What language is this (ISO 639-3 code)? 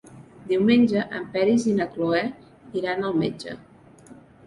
cat